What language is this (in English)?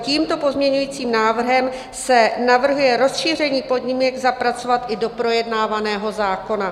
Czech